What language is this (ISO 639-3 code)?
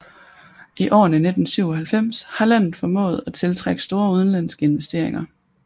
dan